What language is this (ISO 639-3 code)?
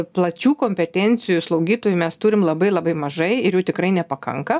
lit